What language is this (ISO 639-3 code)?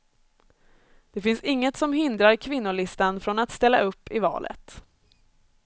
swe